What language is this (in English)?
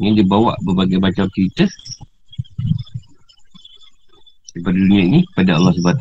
Malay